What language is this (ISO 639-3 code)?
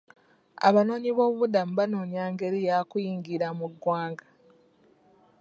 lug